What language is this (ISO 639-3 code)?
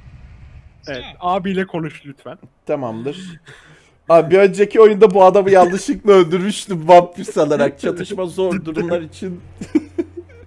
tur